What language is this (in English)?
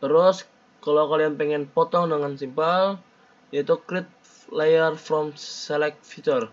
Indonesian